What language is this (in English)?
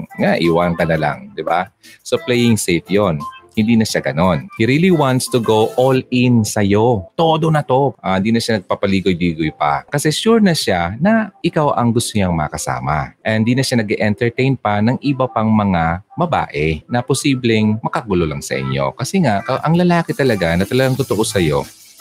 Filipino